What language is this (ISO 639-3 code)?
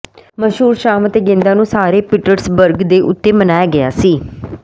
pan